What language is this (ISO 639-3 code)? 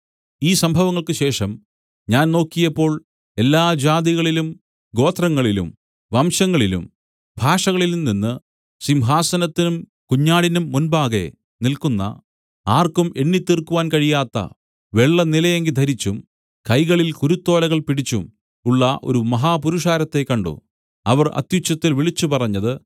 mal